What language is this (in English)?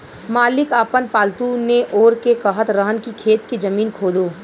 Bhojpuri